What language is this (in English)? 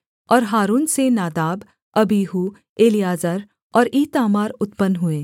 Hindi